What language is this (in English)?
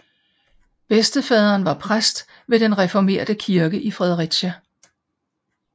Danish